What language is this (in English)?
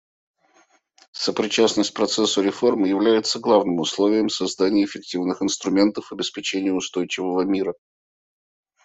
Russian